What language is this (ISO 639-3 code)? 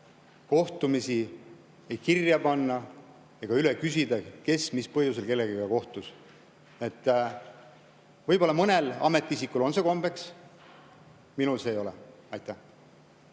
est